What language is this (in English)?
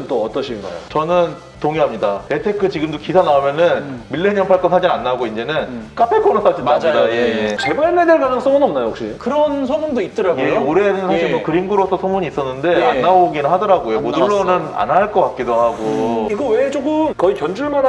Korean